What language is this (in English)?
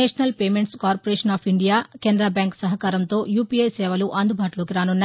Telugu